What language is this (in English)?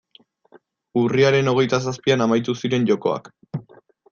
Basque